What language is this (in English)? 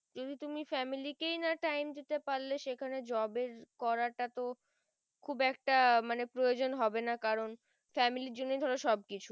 Bangla